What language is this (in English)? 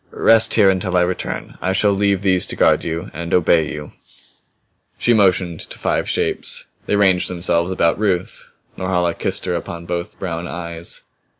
English